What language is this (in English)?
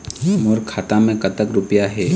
Chhattisgarhi